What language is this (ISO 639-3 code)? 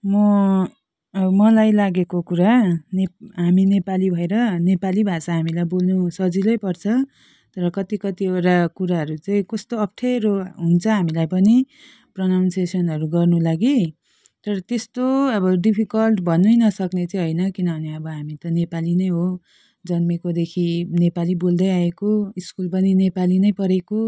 nep